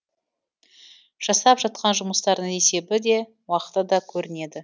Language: Kazakh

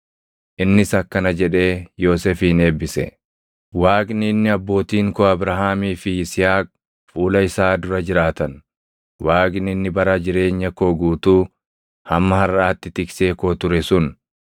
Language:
Oromo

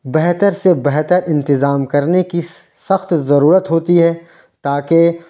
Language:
Urdu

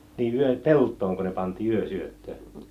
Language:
Finnish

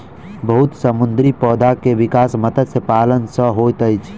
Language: Maithili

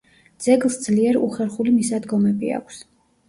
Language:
Georgian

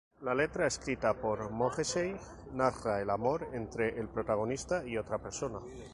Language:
Spanish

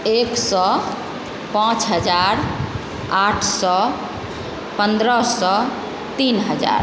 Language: Maithili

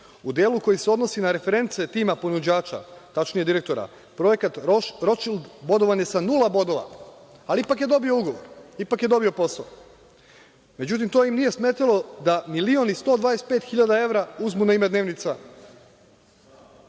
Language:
Serbian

